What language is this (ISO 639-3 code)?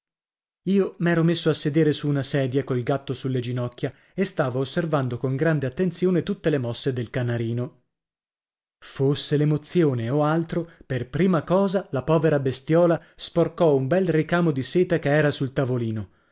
ita